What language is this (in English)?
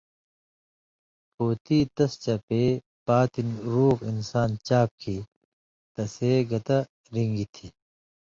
Indus Kohistani